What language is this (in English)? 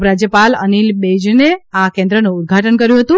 Gujarati